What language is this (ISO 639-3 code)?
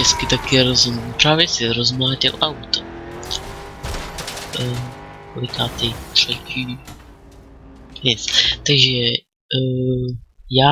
ces